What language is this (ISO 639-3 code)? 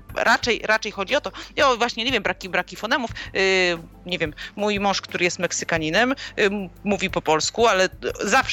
pol